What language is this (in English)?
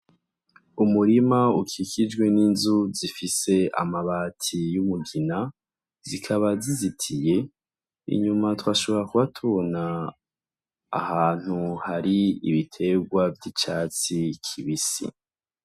Rundi